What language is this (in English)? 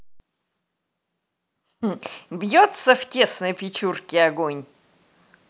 Russian